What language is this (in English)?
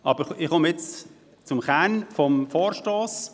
Swiss German